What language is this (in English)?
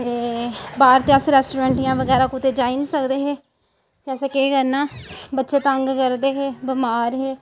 Dogri